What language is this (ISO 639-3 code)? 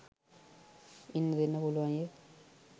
sin